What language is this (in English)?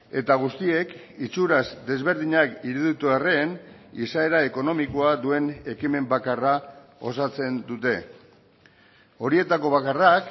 Basque